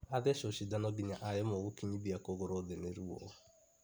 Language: Kikuyu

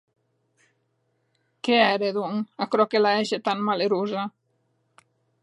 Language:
Occitan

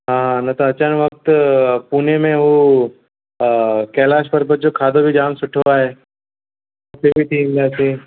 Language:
Sindhi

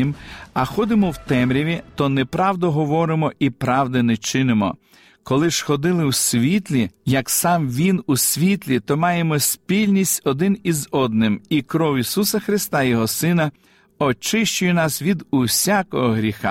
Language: Ukrainian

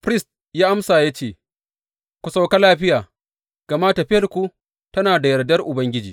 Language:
Hausa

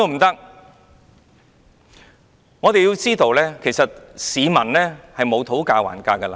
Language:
Cantonese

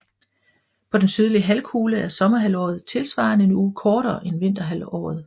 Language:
Danish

